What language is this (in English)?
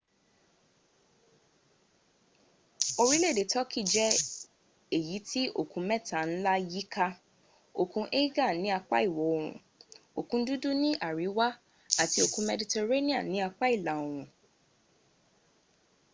Yoruba